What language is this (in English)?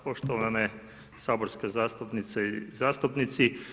Croatian